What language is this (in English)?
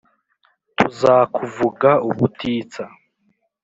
Kinyarwanda